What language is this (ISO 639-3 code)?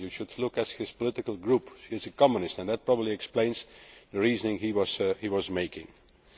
eng